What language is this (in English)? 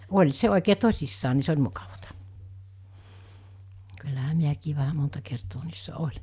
Finnish